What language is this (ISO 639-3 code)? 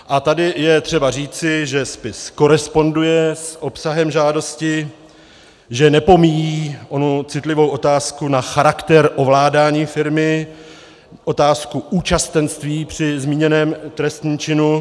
ces